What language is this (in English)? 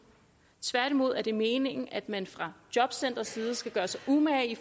Danish